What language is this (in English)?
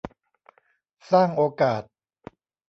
Thai